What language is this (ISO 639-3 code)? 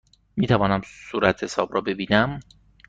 fas